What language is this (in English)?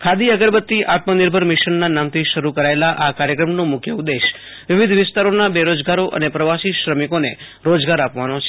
Gujarati